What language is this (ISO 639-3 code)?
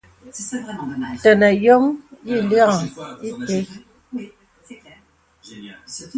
beb